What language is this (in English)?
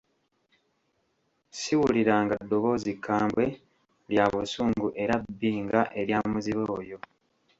Ganda